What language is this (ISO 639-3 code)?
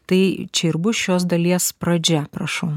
lit